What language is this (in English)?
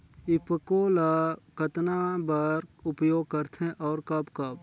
Chhattisgarhi